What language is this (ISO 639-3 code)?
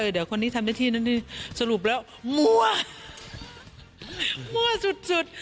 tha